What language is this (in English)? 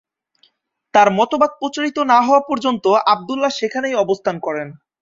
Bangla